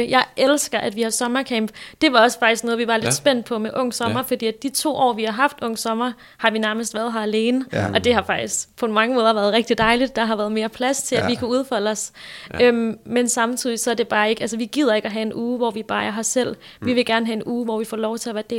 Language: Danish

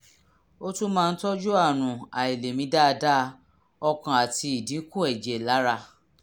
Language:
Yoruba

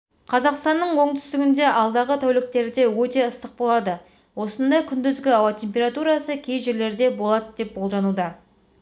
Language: Kazakh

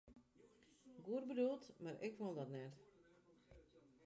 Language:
Western Frisian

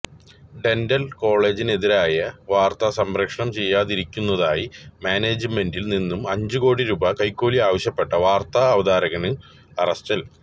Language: Malayalam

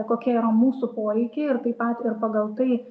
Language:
Lithuanian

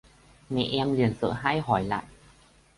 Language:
Vietnamese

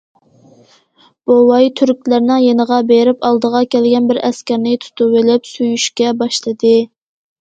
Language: Uyghur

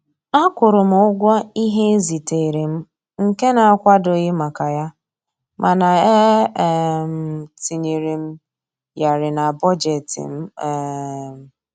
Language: Igbo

